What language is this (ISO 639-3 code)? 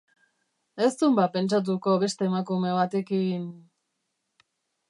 eus